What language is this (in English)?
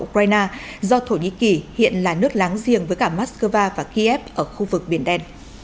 Vietnamese